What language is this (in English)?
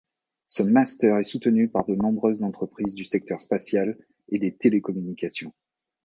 French